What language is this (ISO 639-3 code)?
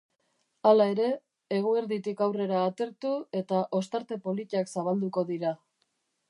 eus